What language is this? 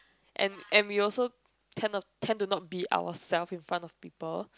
English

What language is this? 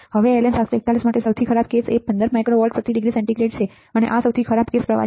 Gujarati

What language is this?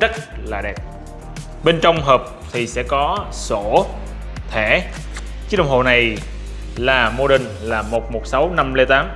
Vietnamese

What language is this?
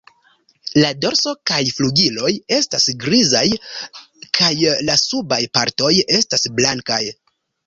Esperanto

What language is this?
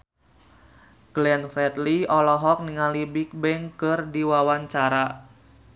Sundanese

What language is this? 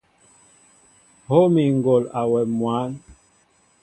Mbo (Cameroon)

